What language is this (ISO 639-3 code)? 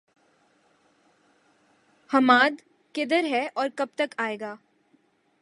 urd